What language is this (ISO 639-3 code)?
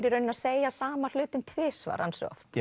isl